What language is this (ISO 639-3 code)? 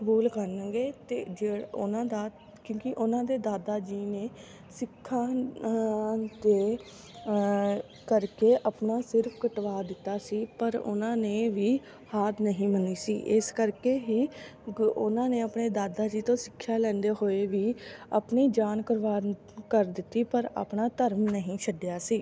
pan